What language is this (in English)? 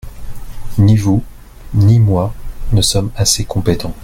French